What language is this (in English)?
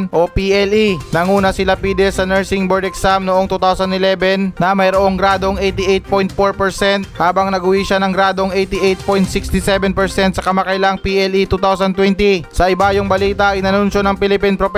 Filipino